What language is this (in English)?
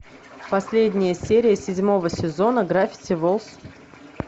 Russian